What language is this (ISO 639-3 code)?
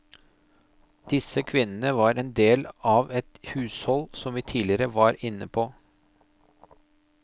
nor